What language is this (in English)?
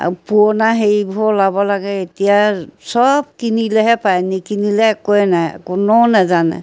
Assamese